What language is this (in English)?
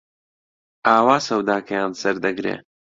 Central Kurdish